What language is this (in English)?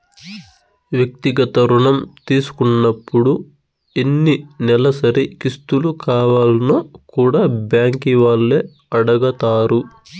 Telugu